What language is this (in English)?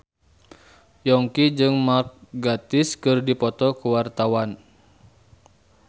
Sundanese